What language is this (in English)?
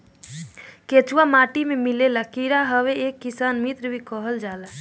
Bhojpuri